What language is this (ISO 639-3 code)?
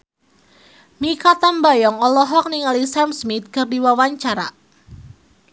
sun